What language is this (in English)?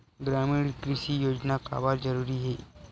Chhattisgarhi